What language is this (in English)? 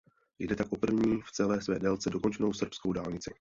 Czech